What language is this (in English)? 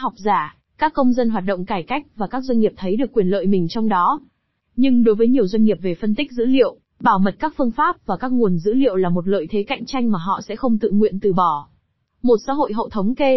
Vietnamese